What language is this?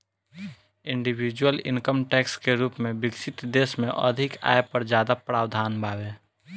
Bhojpuri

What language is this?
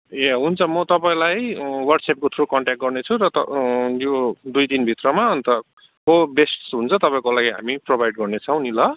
Nepali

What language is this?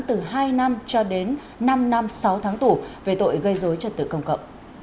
Vietnamese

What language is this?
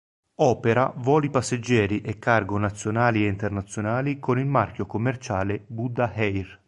Italian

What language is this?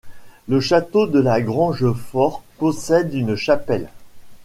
French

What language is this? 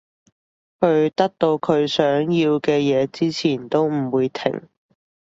Cantonese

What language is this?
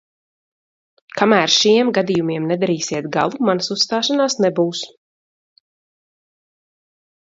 Latvian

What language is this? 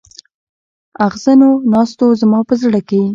Pashto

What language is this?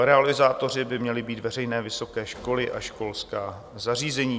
Czech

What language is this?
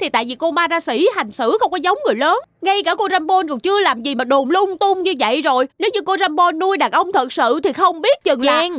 Vietnamese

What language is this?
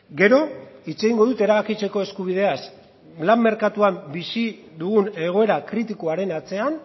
Basque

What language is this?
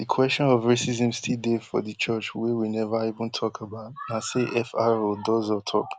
Nigerian Pidgin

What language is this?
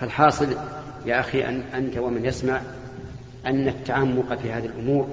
Arabic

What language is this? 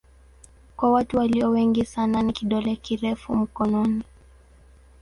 Swahili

